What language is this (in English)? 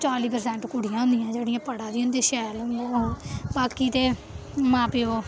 Dogri